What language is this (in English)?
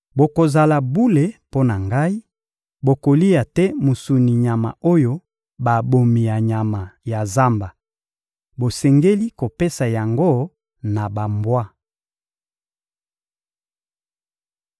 Lingala